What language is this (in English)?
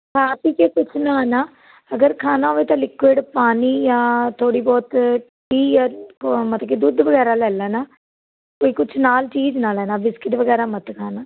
Punjabi